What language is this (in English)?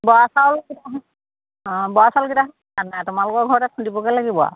Assamese